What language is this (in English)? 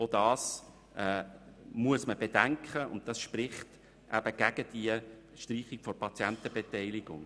Swiss German